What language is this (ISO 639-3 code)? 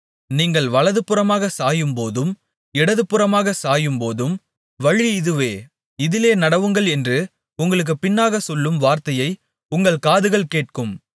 tam